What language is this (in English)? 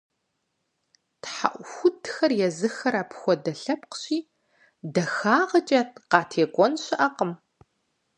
Kabardian